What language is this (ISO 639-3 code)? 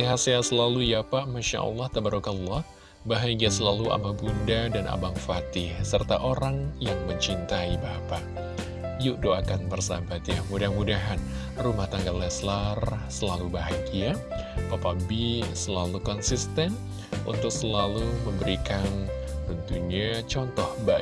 ind